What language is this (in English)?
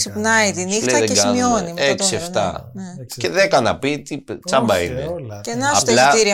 Greek